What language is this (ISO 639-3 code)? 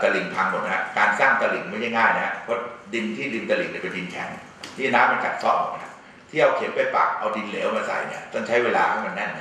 tha